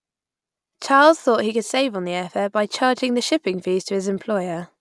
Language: English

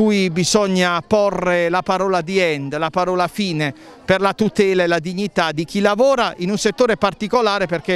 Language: Italian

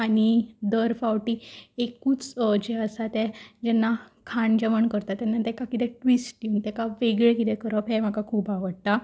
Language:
Konkani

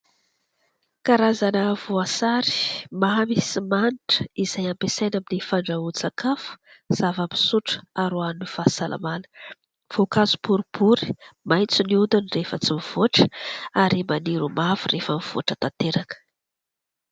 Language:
Malagasy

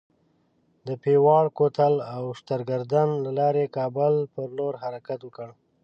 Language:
Pashto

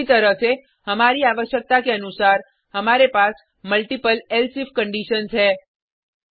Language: Hindi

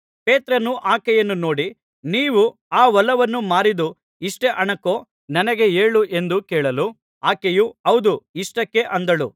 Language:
Kannada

